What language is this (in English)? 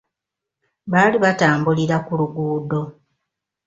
Ganda